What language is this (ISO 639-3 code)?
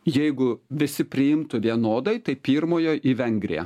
lit